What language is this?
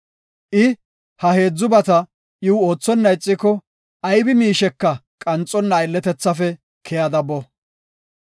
Gofa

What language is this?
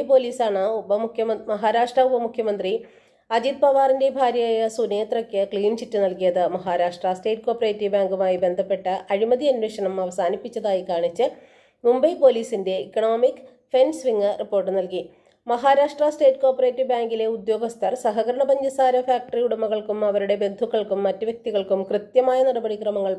Malayalam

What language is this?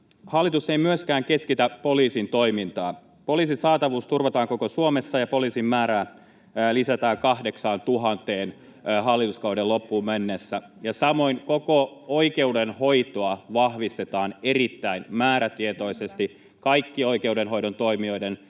Finnish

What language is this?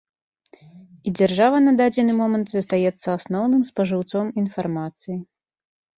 Belarusian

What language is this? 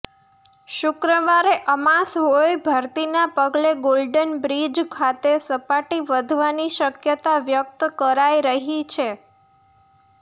Gujarati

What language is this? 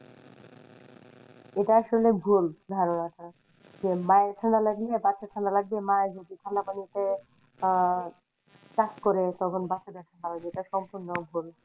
Bangla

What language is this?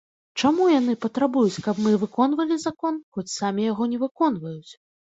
Belarusian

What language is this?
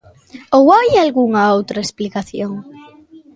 Galician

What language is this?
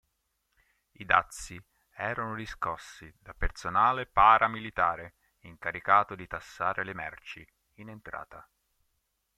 Italian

